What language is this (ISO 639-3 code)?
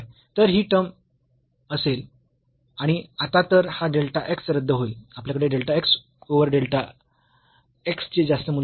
mar